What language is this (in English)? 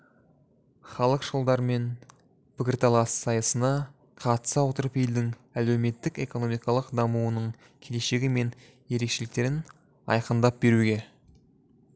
Kazakh